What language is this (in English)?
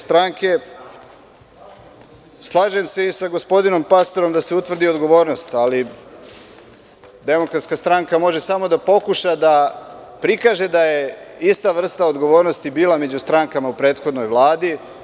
Serbian